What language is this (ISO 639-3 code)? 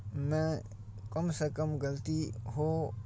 mai